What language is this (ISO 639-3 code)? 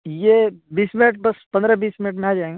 urd